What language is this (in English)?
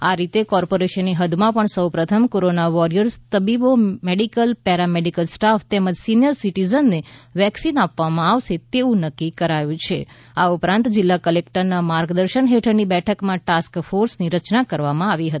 Gujarati